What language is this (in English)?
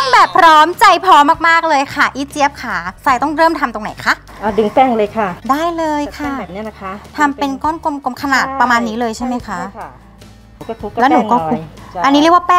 Thai